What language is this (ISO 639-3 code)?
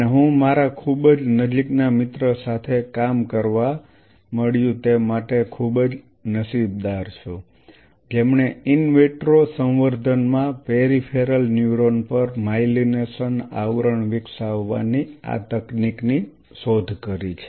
guj